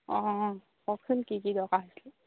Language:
Assamese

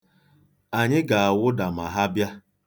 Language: Igbo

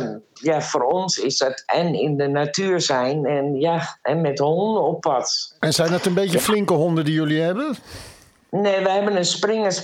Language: Dutch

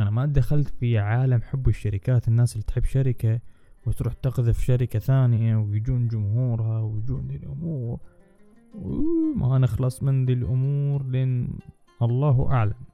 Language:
Arabic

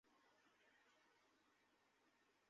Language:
Bangla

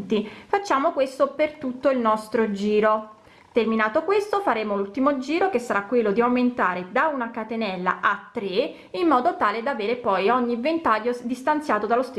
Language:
Italian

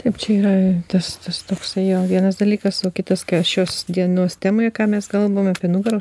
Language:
Lithuanian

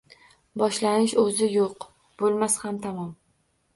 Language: Uzbek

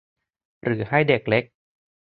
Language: Thai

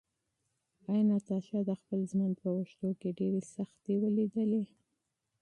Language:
Pashto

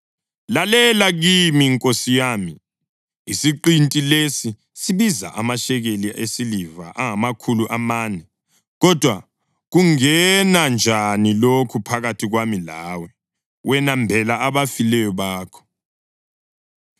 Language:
North Ndebele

